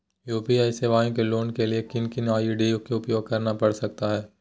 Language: Magahi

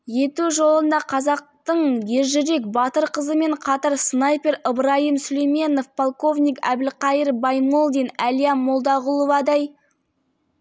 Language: Kazakh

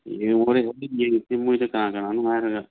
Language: Manipuri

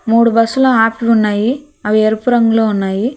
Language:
Telugu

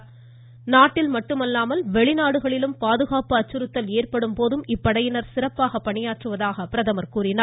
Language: Tamil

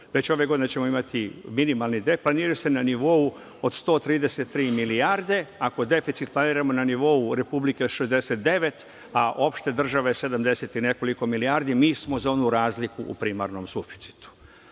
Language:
Serbian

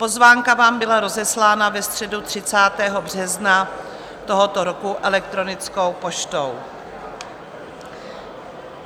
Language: Czech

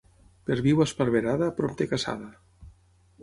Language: Catalan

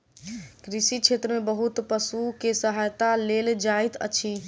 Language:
Maithili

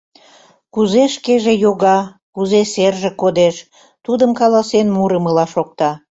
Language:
Mari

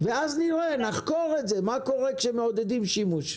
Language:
Hebrew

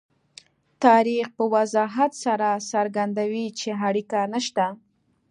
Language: Pashto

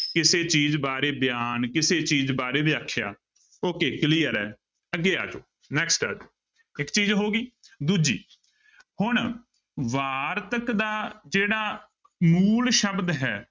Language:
Punjabi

